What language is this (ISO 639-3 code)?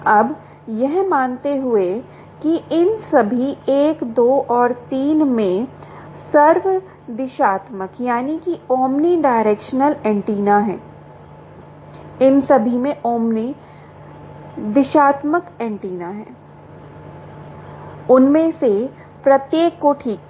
hin